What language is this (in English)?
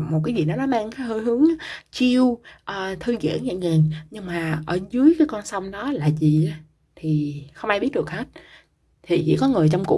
Vietnamese